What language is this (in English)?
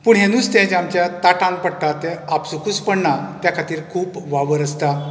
Konkani